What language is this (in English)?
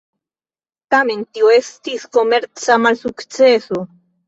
Esperanto